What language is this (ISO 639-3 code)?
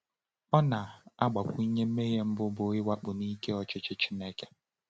ibo